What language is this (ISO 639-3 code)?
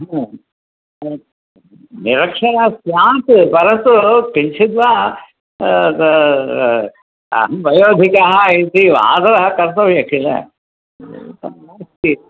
san